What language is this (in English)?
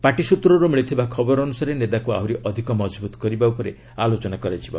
Odia